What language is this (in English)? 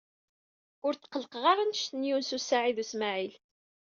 Kabyle